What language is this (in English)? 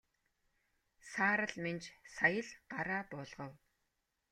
Mongolian